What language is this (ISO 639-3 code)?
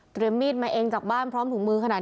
tha